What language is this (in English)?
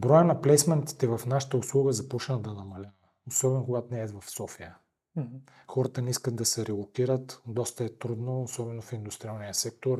Bulgarian